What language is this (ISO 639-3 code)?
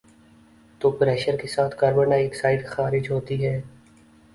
urd